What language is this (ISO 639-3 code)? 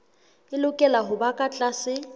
sot